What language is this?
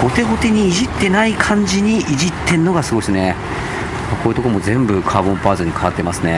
Japanese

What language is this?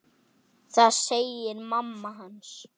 Icelandic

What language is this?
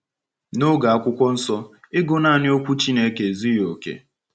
Igbo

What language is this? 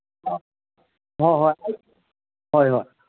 Manipuri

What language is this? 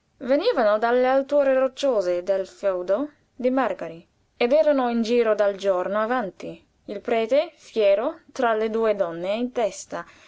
Italian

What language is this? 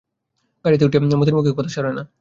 Bangla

